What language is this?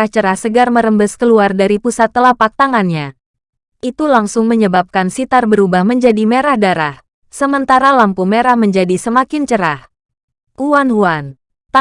Indonesian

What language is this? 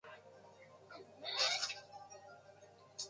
Japanese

